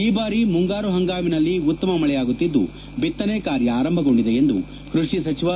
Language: Kannada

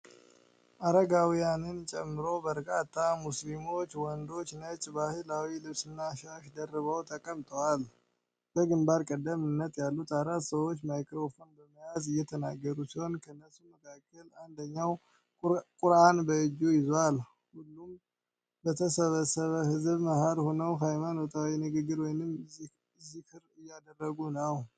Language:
Amharic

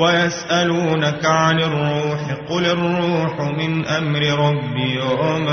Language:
Arabic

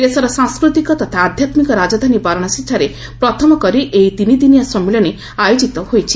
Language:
Odia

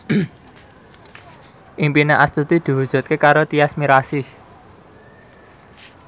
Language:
Javanese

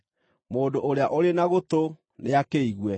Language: Kikuyu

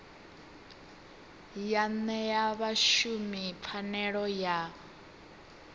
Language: Venda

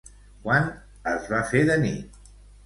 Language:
Catalan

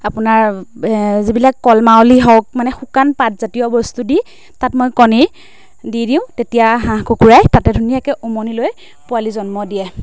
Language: Assamese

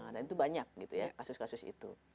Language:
Indonesian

